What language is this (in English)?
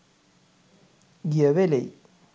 Sinhala